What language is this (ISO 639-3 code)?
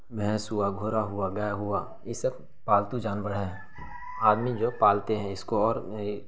urd